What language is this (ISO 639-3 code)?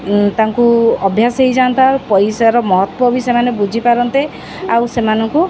ori